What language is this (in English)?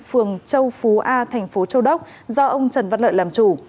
Vietnamese